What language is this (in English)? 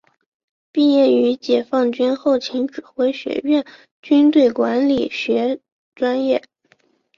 Chinese